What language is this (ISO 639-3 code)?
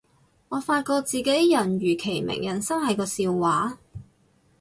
yue